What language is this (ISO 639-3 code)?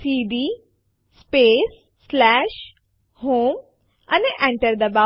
guj